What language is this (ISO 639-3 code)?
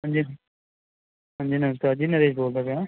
pan